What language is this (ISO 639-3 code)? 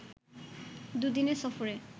ben